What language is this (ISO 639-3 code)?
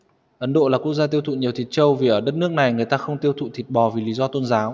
vie